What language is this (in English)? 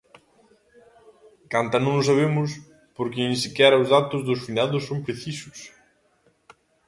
Galician